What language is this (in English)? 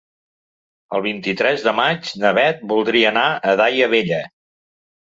Catalan